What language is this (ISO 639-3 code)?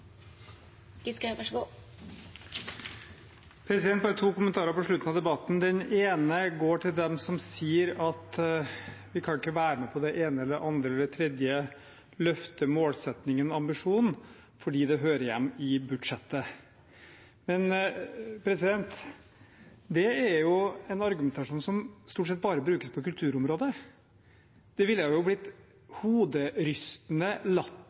nob